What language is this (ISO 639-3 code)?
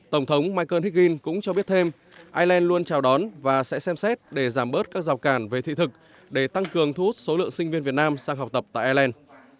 vie